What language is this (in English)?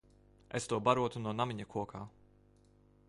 Latvian